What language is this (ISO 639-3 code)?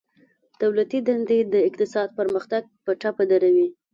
pus